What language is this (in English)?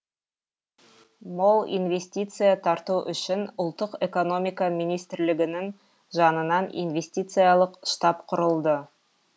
Kazakh